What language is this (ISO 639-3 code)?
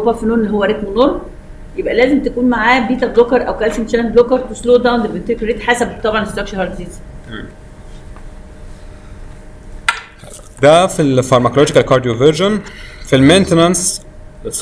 ara